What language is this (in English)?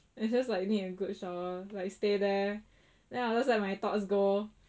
English